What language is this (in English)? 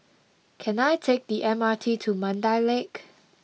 English